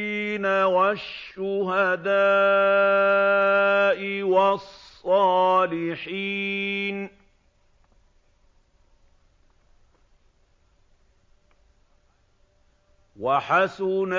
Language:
Arabic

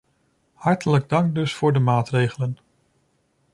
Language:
Dutch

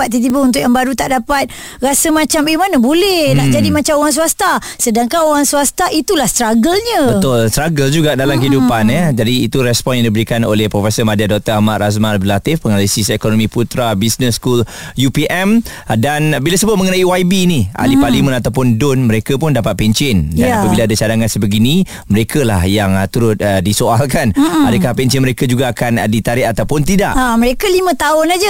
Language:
Malay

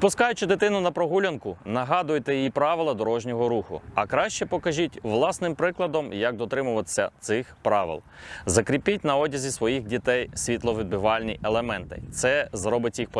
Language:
Ukrainian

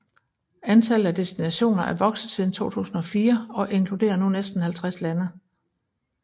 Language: Danish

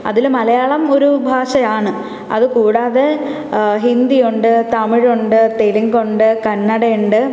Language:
Malayalam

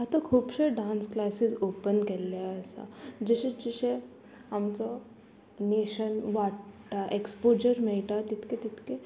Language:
Konkani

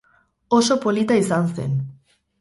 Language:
Basque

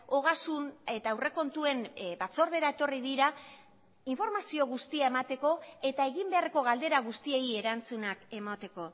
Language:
Basque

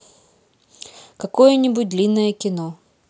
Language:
Russian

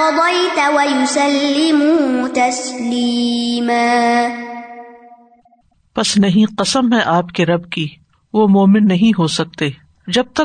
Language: Urdu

